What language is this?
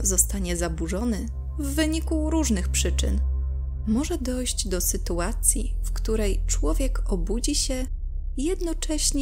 Polish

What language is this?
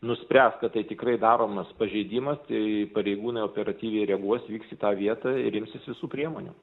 Lithuanian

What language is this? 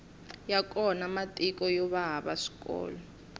Tsonga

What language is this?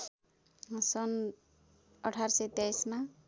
Nepali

